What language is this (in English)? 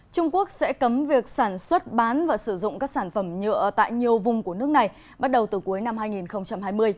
Vietnamese